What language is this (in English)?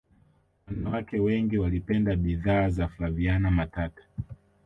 Swahili